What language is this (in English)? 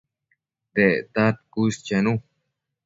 Matsés